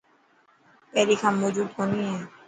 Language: Dhatki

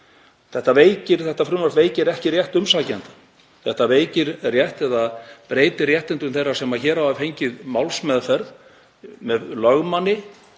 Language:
Icelandic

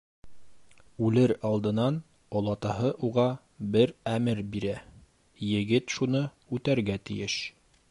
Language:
Bashkir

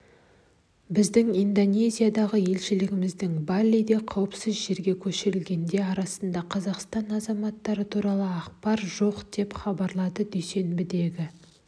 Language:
Kazakh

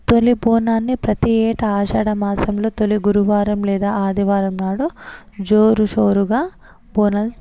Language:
Telugu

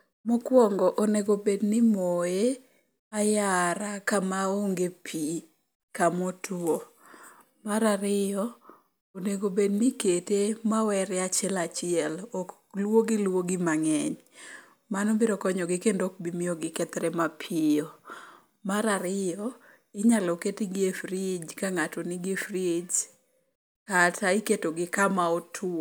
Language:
Luo (Kenya and Tanzania)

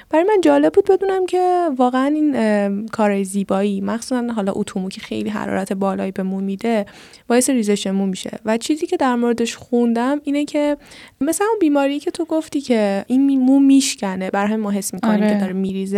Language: Persian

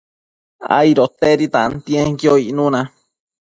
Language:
Matsés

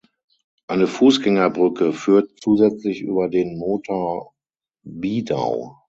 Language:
German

